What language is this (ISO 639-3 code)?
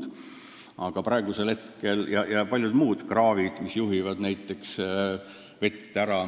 est